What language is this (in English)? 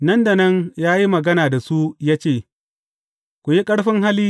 Hausa